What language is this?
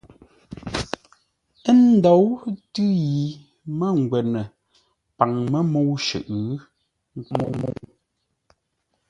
Ngombale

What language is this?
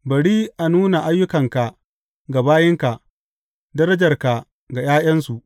Hausa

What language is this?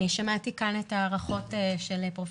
Hebrew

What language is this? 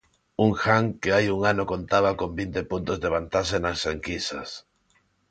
Galician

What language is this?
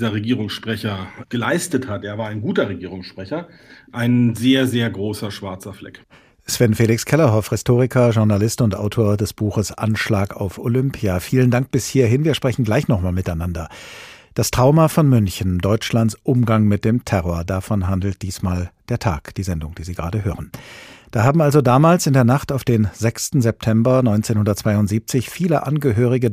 German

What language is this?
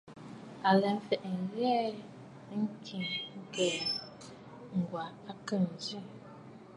Bafut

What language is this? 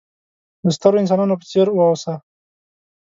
Pashto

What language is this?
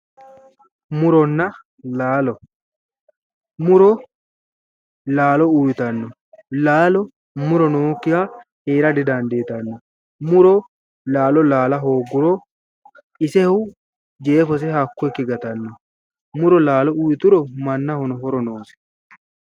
Sidamo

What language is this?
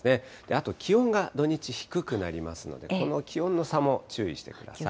Japanese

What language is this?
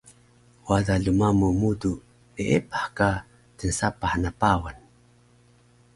Taroko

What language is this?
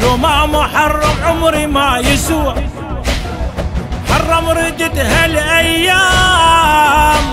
Arabic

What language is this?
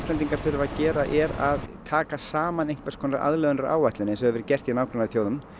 Icelandic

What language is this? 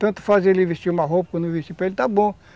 Portuguese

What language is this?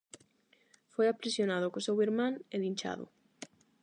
Galician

